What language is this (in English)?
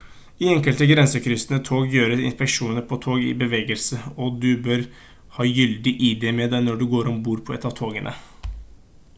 Norwegian Bokmål